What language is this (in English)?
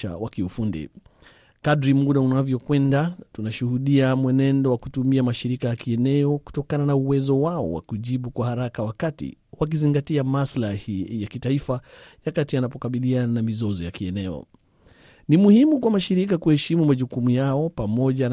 Swahili